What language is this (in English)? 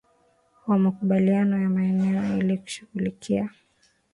Swahili